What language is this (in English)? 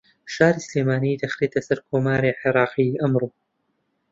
Central Kurdish